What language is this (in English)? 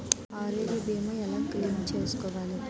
Telugu